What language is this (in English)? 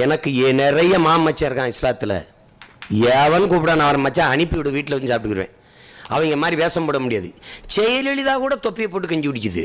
Tamil